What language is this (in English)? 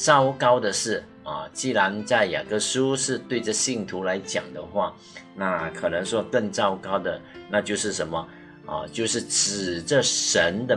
Chinese